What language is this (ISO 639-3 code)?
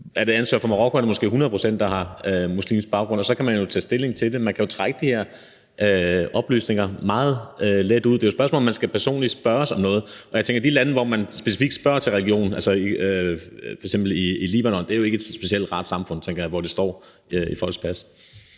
dan